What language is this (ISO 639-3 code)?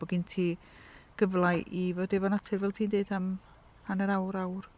cym